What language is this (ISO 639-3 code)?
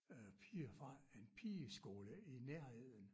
dan